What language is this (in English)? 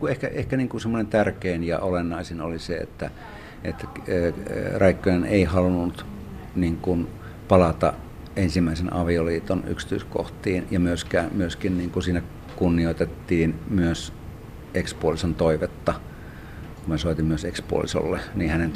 Finnish